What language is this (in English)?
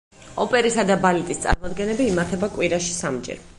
Georgian